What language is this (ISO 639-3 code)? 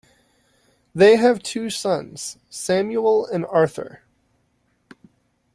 eng